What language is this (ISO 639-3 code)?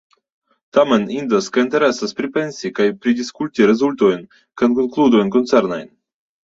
epo